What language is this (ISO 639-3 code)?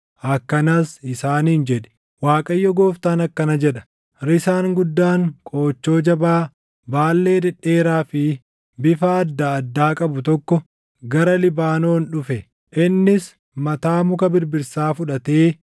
orm